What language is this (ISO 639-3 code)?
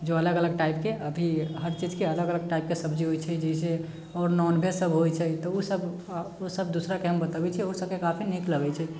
mai